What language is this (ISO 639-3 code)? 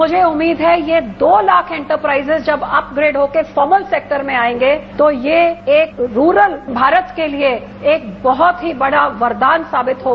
hin